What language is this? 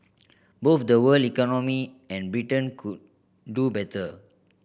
English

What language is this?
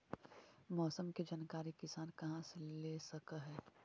Magahi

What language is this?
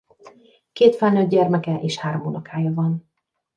Hungarian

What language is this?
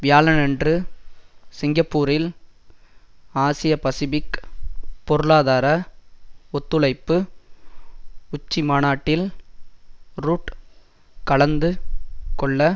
Tamil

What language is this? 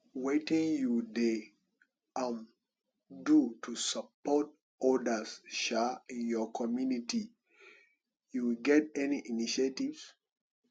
Nigerian Pidgin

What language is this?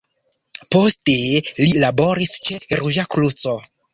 Esperanto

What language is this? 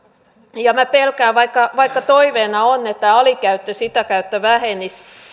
Finnish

